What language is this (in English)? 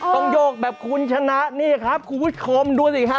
Thai